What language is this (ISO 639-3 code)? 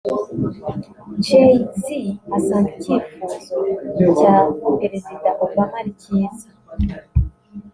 kin